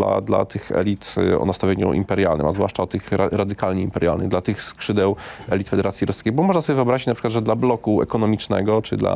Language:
Polish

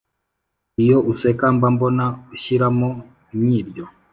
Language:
Kinyarwanda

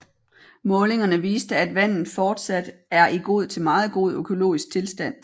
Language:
Danish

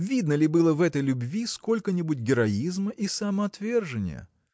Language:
Russian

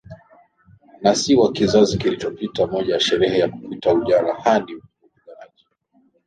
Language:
Swahili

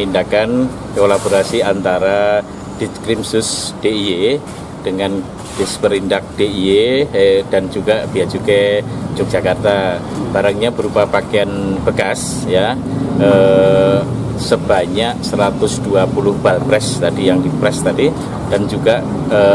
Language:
Indonesian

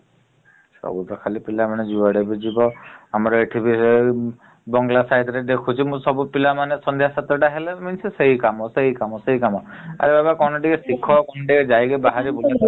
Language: Odia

